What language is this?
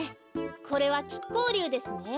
Japanese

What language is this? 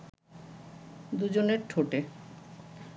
Bangla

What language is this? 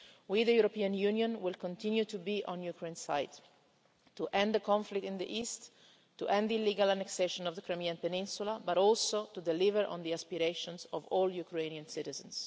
English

